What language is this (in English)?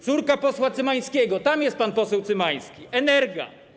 Polish